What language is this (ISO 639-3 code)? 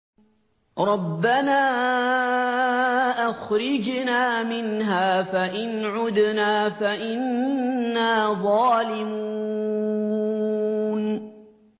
ara